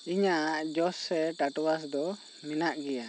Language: Santali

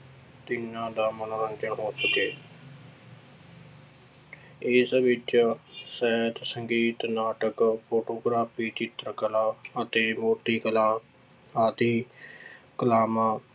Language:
Punjabi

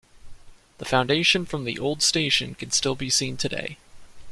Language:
English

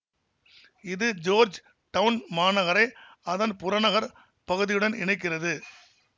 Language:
Tamil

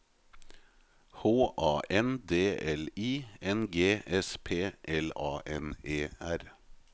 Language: Norwegian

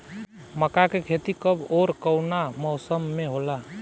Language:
Bhojpuri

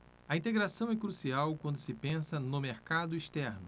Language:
Portuguese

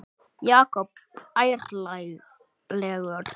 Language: Icelandic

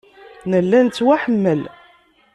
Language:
Kabyle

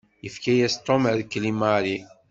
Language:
Kabyle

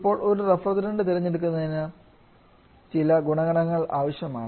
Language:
Malayalam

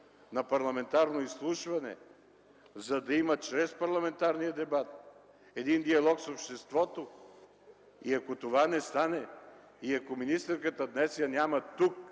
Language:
Bulgarian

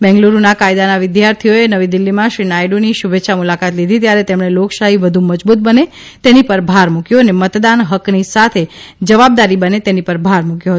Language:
Gujarati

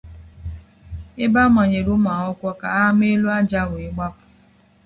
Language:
Igbo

